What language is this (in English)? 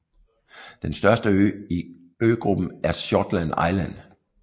Danish